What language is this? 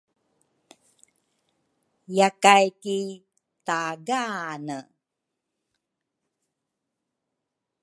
Rukai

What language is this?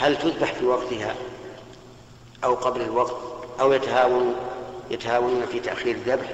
Arabic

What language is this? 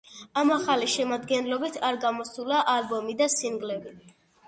Georgian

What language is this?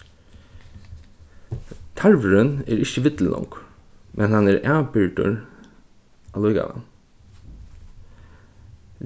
Faroese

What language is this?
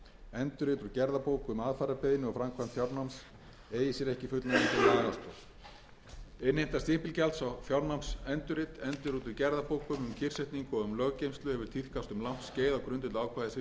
Icelandic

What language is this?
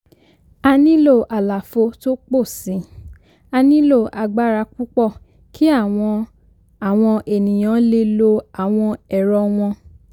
Yoruba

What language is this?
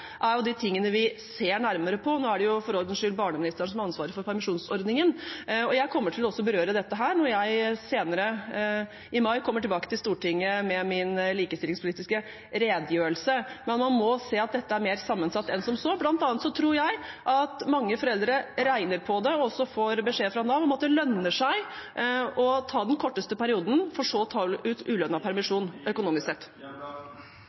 Norwegian Bokmål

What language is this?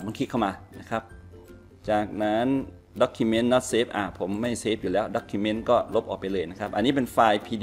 Thai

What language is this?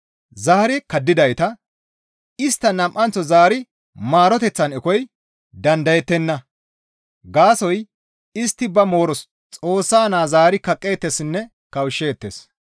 Gamo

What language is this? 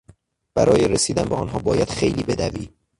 Persian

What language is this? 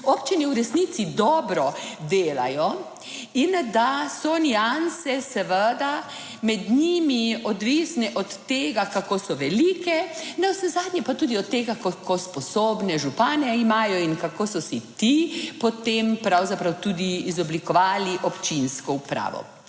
Slovenian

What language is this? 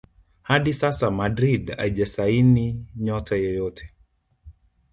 Swahili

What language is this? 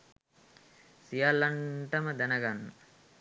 Sinhala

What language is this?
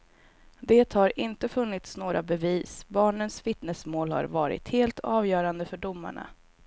Swedish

